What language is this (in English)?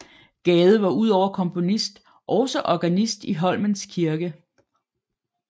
Danish